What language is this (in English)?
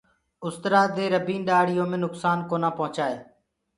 Gurgula